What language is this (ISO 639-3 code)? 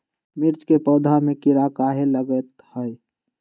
mag